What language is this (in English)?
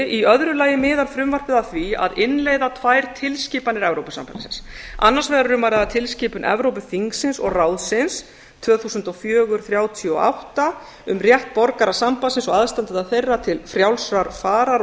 Icelandic